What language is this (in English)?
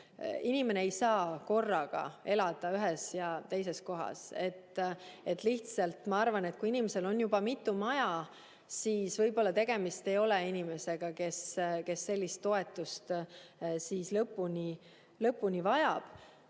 Estonian